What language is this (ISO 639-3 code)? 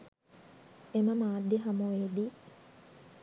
sin